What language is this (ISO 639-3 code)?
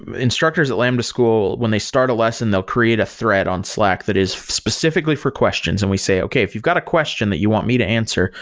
eng